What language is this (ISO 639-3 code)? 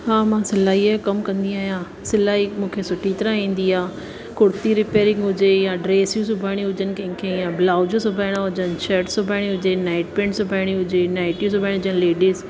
snd